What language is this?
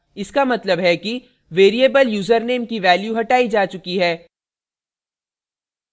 Hindi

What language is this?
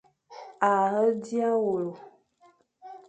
Fang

